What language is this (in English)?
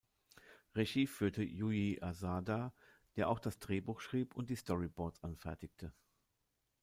German